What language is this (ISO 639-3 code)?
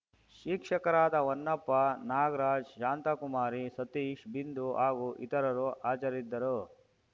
kan